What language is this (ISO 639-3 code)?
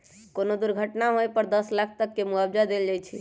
mag